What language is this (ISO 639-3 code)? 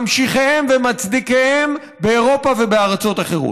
heb